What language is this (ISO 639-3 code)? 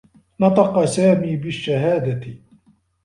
ara